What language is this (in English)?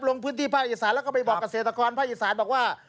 Thai